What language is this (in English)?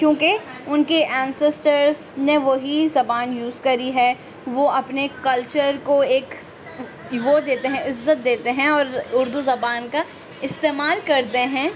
Urdu